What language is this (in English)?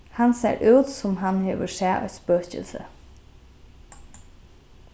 Faroese